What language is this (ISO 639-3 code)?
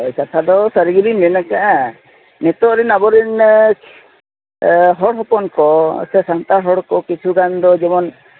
sat